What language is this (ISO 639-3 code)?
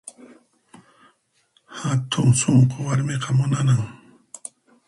qxp